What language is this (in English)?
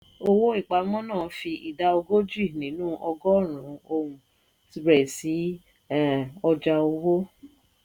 Yoruba